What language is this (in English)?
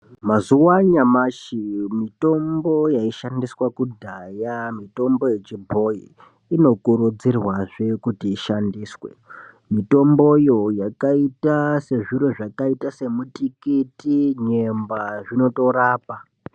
Ndau